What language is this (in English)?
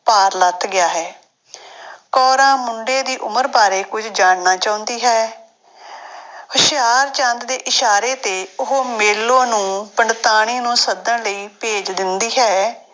Punjabi